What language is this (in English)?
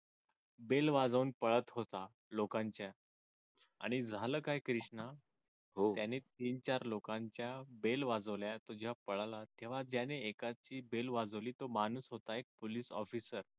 Marathi